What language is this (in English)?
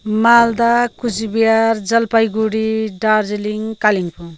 Nepali